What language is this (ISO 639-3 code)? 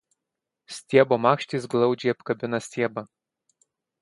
lit